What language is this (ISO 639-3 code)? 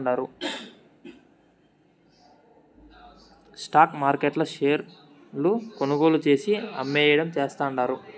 tel